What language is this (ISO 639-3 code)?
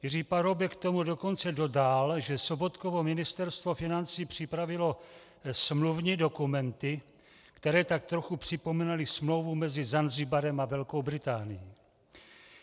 ces